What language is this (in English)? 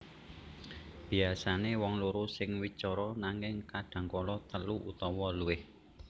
Javanese